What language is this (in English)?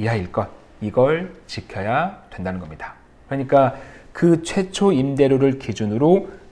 Korean